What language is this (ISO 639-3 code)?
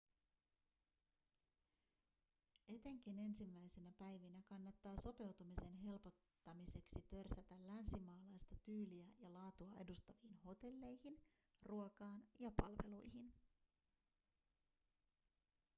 fin